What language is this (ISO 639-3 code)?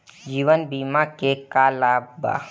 bho